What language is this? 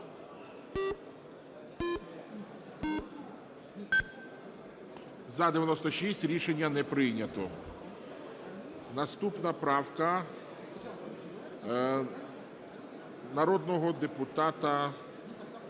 Ukrainian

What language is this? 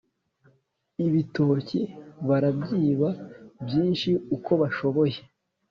Kinyarwanda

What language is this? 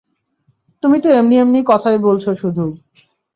Bangla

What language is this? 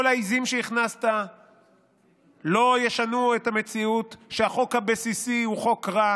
Hebrew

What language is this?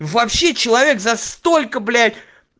Russian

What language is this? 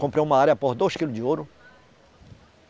Portuguese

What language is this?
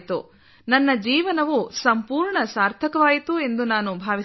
Kannada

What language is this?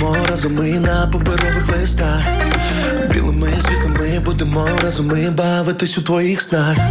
Ukrainian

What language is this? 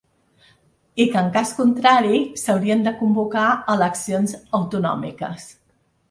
Catalan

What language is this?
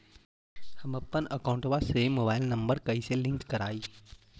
Magahi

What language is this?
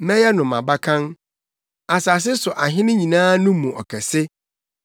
Akan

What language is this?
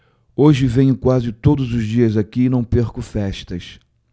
Portuguese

